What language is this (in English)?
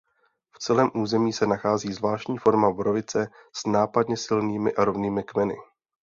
Czech